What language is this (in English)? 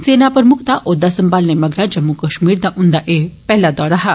Dogri